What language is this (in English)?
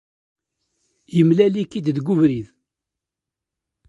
Kabyle